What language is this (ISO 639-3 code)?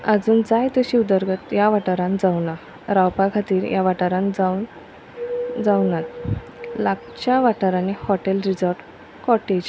kok